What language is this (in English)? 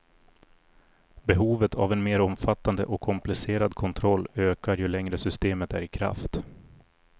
Swedish